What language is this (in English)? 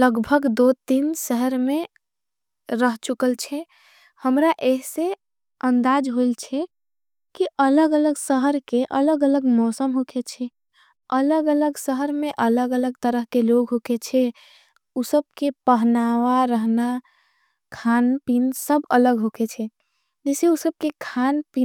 Angika